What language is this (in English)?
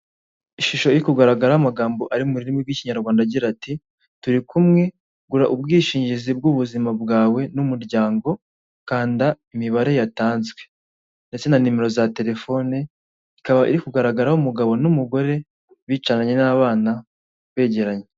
Kinyarwanda